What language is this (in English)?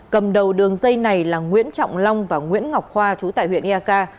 Vietnamese